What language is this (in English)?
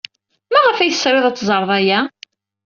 Kabyle